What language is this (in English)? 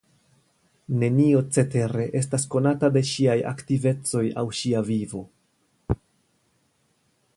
Esperanto